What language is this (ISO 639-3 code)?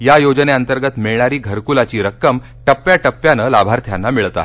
mar